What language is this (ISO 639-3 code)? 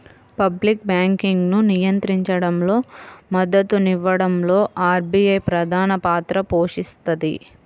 tel